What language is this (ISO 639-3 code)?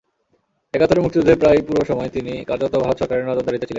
ben